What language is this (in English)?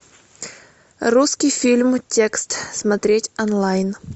Russian